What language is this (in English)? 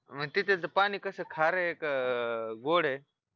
Marathi